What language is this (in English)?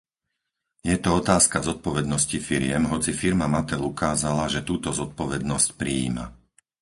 Slovak